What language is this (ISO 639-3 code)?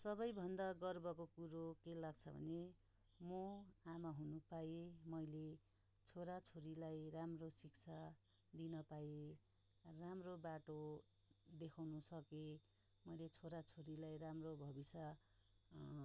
nep